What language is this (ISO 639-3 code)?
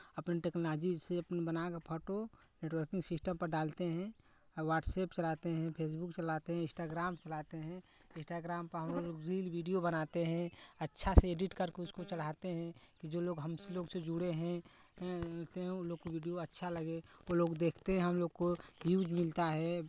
hin